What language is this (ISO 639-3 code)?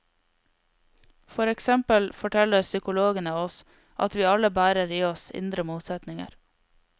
nor